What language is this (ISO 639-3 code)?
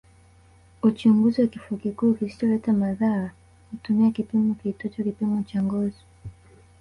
swa